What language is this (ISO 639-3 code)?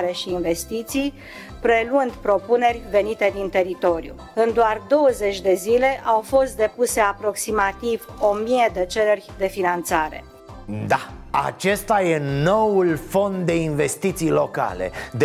ron